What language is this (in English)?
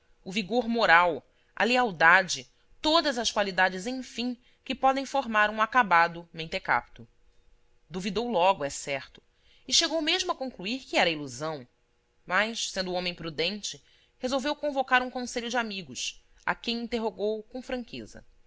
Portuguese